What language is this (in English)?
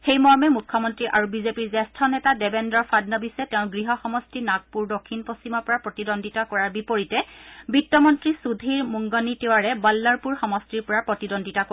Assamese